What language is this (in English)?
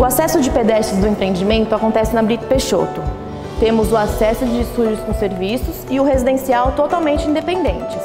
Portuguese